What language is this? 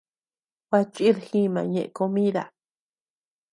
Tepeuxila Cuicatec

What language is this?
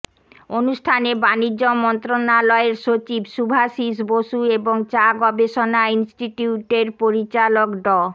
Bangla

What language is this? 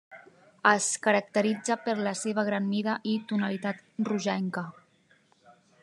Catalan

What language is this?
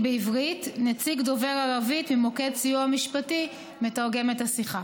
Hebrew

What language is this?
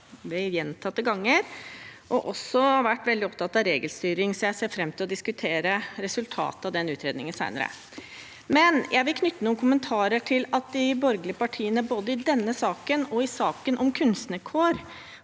Norwegian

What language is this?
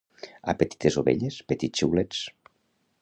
Catalan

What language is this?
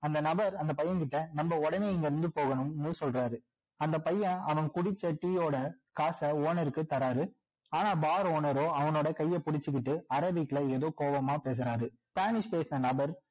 Tamil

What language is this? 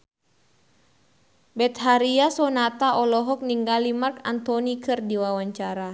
Sundanese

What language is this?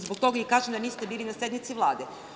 Serbian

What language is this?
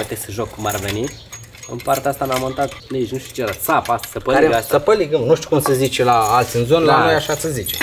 Romanian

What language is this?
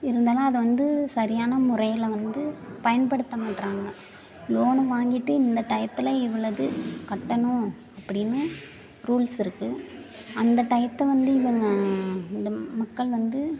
Tamil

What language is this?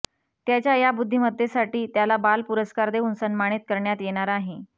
Marathi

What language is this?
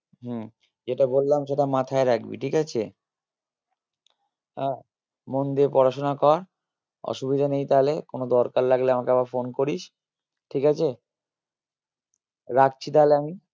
Bangla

